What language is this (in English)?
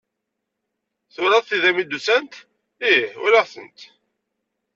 Kabyle